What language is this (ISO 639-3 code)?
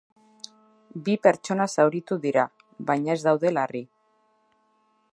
eus